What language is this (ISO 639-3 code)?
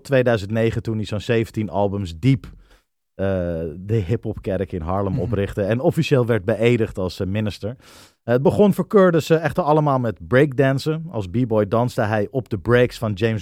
nld